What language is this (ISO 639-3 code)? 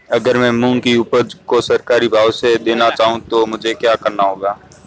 hin